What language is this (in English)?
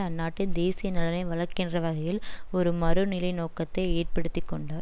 Tamil